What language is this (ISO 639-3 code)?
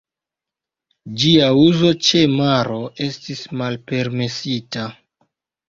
epo